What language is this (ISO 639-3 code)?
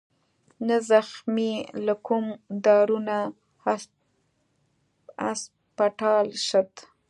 pus